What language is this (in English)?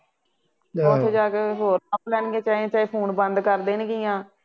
Punjabi